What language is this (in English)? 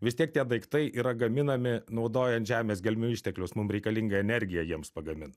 Lithuanian